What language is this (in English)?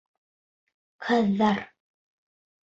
Bashkir